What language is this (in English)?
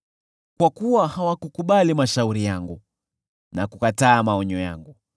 Swahili